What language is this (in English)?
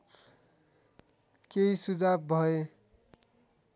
Nepali